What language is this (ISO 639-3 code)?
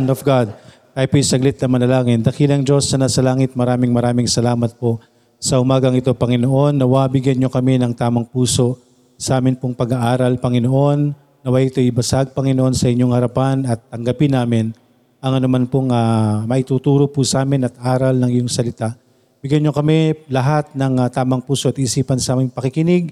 fil